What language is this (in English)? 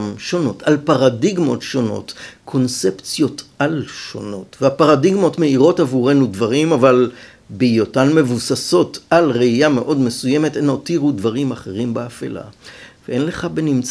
Hebrew